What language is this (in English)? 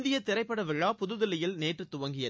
Tamil